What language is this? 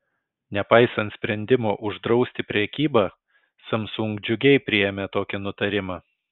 Lithuanian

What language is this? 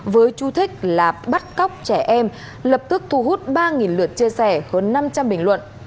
Vietnamese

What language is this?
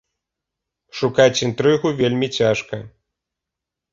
Belarusian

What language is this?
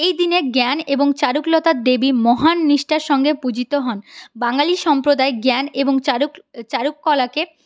Bangla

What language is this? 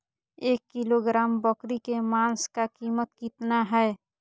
Magahi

